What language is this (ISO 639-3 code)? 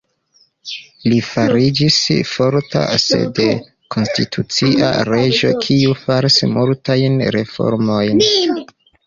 epo